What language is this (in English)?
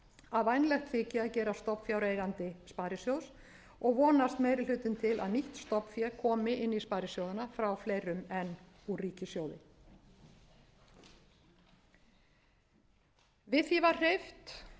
Icelandic